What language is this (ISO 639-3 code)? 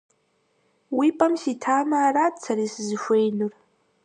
kbd